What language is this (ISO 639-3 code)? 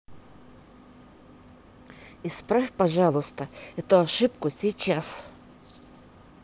rus